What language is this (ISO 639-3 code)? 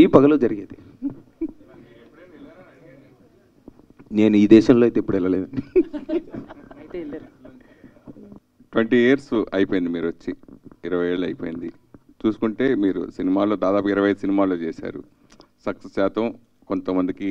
tel